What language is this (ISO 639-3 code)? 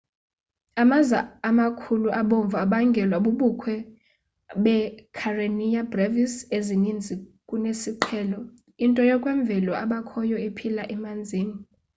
xho